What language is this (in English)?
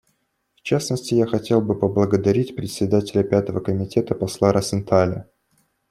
Russian